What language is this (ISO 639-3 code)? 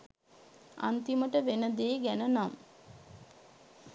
sin